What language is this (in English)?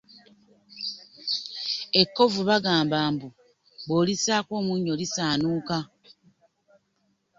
Ganda